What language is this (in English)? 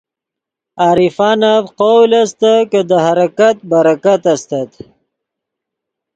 Yidgha